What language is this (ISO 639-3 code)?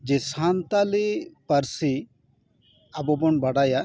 sat